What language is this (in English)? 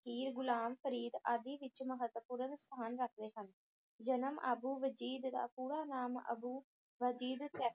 Punjabi